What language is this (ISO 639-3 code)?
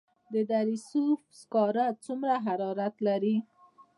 pus